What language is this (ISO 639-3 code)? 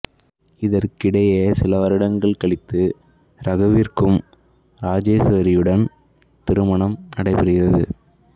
tam